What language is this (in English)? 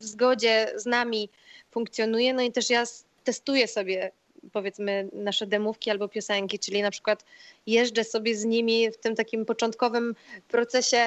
Polish